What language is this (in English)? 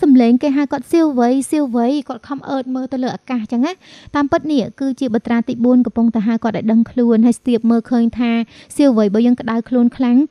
Thai